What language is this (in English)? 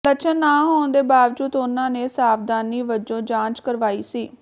Punjabi